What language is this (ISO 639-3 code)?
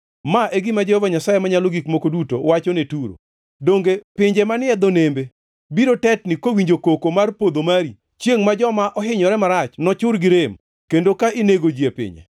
luo